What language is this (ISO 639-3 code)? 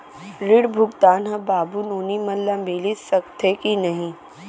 hne